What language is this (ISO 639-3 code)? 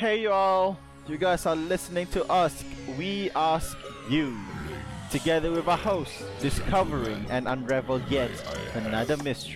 msa